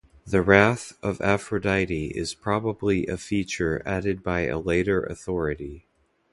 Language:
English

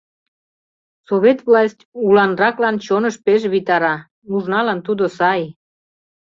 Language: Mari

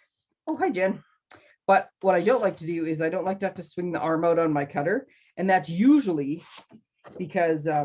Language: English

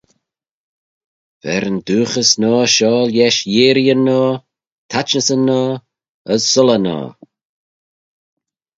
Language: Manx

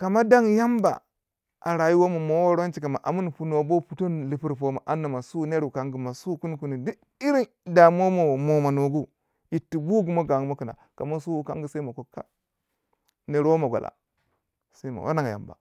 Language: Waja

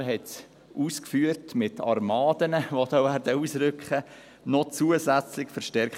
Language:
Swiss German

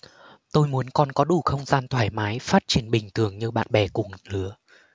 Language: Vietnamese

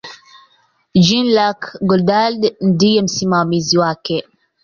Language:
Swahili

